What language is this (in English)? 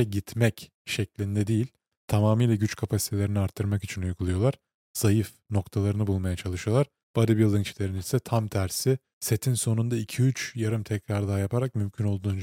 Turkish